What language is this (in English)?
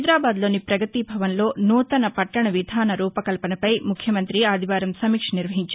Telugu